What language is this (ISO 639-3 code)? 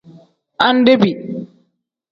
kdh